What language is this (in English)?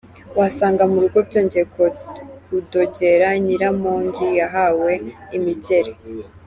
Kinyarwanda